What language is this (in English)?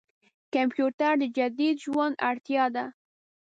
Pashto